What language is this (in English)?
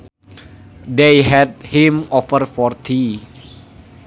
Sundanese